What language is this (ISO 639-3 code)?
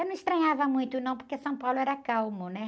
por